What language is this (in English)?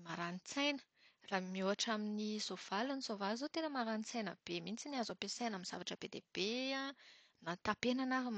Malagasy